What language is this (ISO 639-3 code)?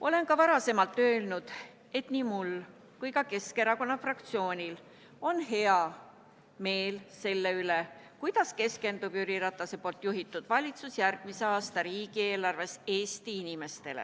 est